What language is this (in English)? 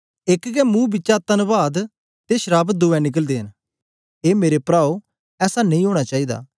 Dogri